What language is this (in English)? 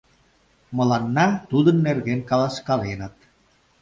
Mari